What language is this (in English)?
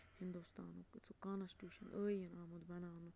Kashmiri